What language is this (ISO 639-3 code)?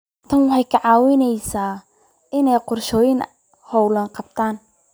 som